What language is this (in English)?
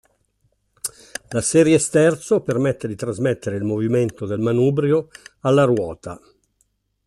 Italian